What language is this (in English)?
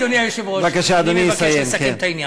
Hebrew